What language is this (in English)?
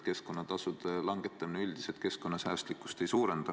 Estonian